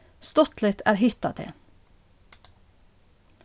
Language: Faroese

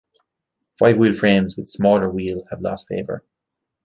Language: English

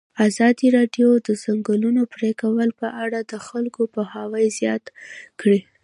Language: Pashto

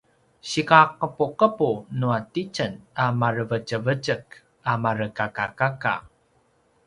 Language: Paiwan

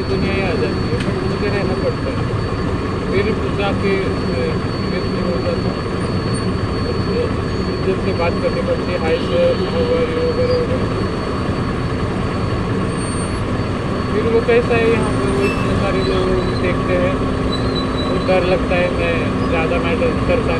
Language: Marathi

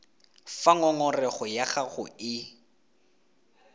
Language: Tswana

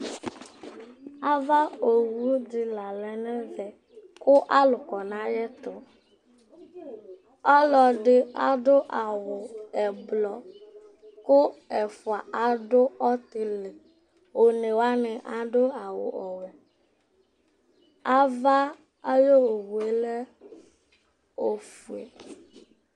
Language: Ikposo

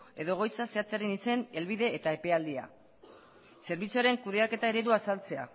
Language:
Basque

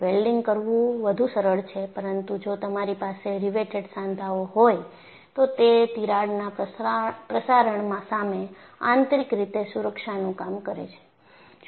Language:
Gujarati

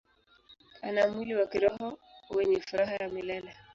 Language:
Swahili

